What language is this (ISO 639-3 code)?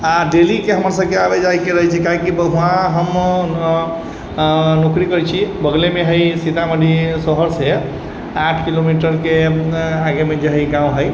mai